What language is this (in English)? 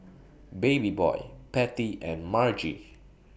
English